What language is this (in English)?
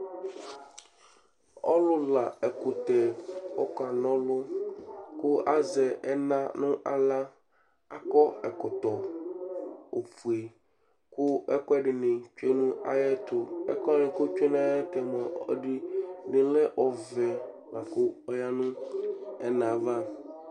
Ikposo